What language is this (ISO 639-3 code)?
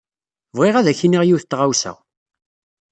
kab